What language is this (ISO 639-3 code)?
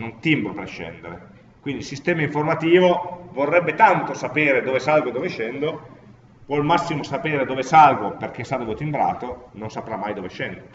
ita